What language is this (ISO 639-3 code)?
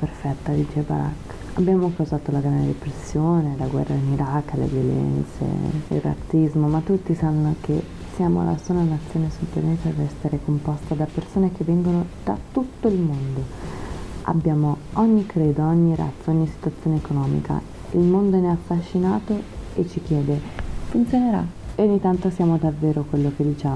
ita